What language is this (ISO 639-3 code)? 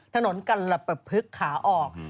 tha